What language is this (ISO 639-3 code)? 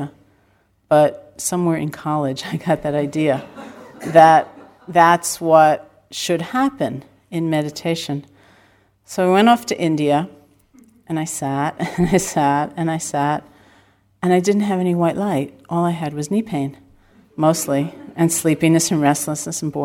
eng